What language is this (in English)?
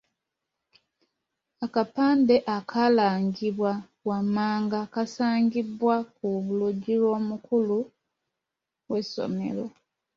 Ganda